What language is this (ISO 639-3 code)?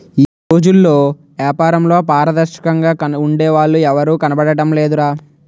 tel